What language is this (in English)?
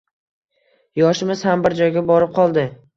Uzbek